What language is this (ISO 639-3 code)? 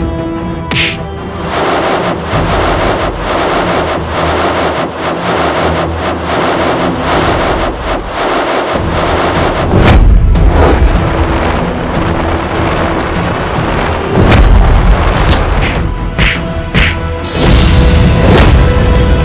ind